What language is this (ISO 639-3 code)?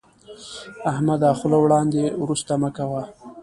pus